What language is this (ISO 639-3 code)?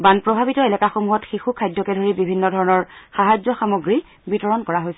asm